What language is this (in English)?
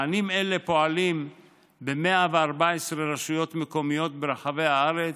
Hebrew